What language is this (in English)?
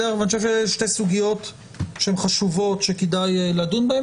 Hebrew